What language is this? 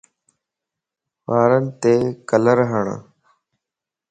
Lasi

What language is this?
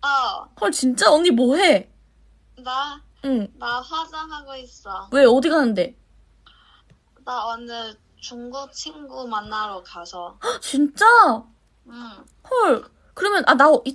Korean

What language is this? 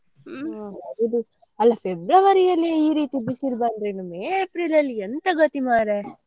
Kannada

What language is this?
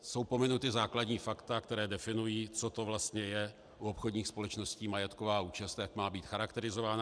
Czech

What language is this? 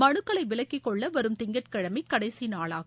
Tamil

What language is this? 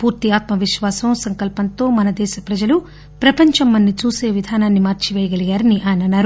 Telugu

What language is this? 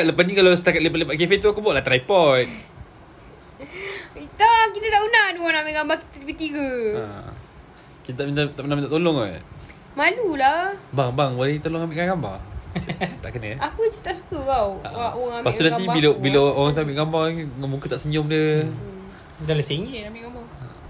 Malay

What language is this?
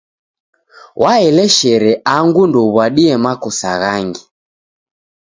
Taita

